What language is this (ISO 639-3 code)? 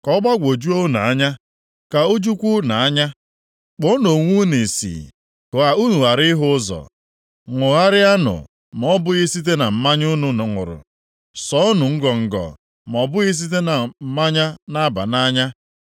ibo